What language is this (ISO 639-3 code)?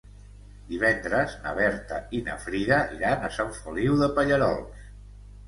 cat